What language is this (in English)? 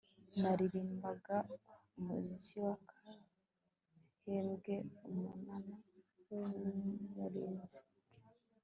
Kinyarwanda